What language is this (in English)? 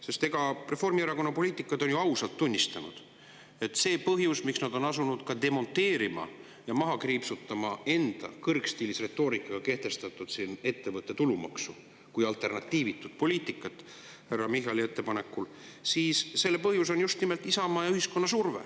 Estonian